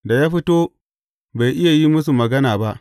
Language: Hausa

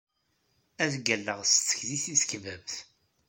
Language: Kabyle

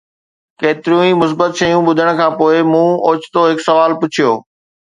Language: Sindhi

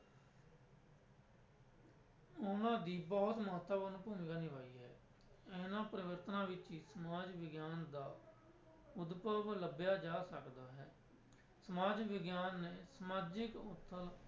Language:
Punjabi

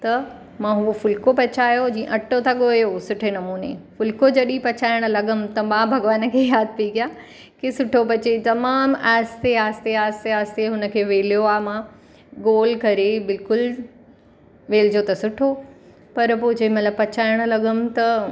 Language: Sindhi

